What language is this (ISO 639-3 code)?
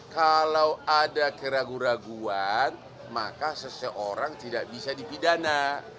ind